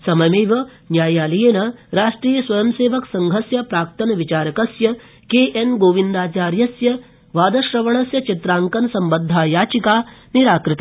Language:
Sanskrit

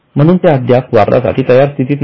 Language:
Marathi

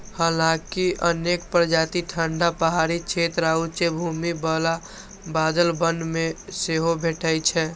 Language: Maithili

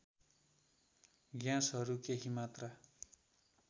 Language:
Nepali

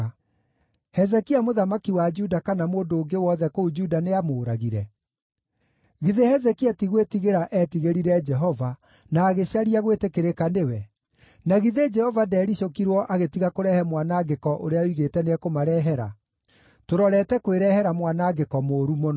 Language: Kikuyu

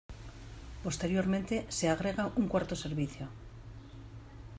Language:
Spanish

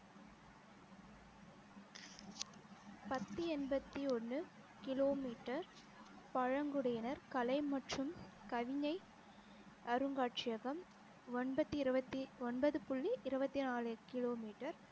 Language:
Tamil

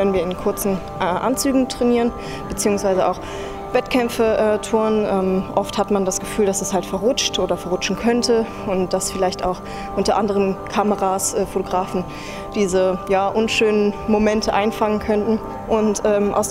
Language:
German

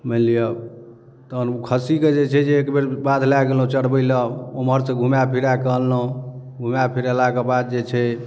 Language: Maithili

